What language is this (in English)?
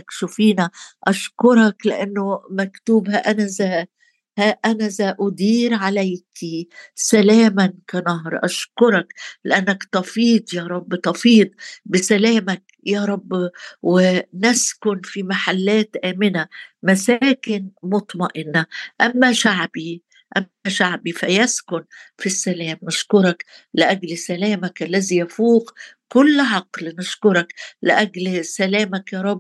Arabic